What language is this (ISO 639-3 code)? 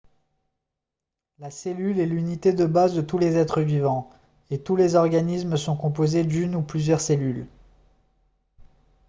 fra